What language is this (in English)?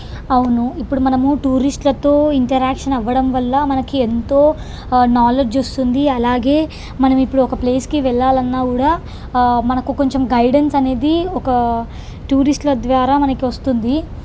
Telugu